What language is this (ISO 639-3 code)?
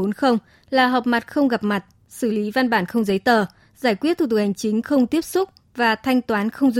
vie